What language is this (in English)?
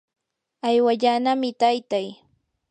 Yanahuanca Pasco Quechua